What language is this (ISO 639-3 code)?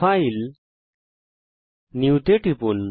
ben